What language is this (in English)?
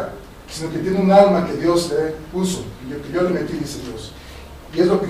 Spanish